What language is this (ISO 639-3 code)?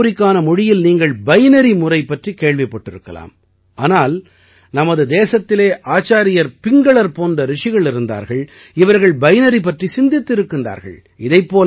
tam